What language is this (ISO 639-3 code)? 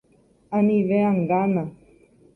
grn